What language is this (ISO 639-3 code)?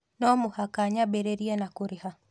kik